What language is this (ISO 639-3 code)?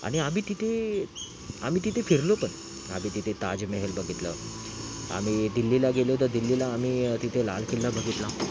mar